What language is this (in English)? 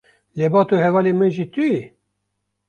Kurdish